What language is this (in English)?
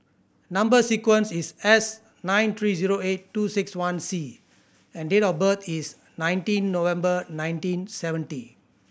English